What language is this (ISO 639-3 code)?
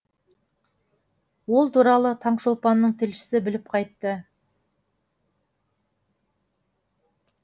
kaz